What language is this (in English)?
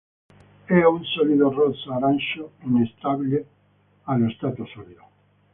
Italian